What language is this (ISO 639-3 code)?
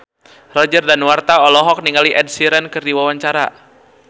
sun